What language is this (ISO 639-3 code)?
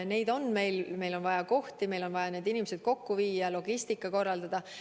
est